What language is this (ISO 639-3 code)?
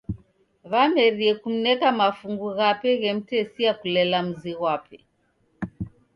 dav